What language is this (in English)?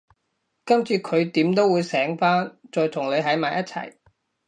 Cantonese